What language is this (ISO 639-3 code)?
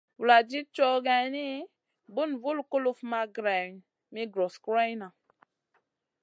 mcn